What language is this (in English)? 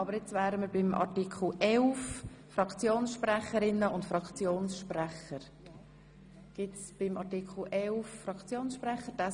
Swiss German